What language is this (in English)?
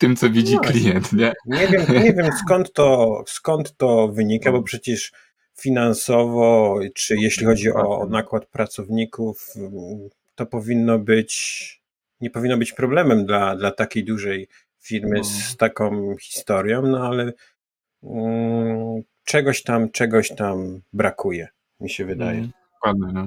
Polish